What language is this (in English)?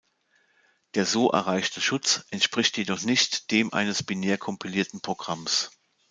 German